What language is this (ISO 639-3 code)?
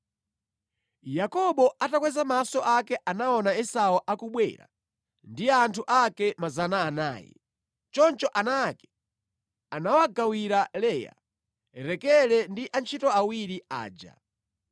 nya